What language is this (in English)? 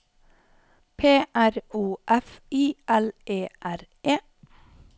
Norwegian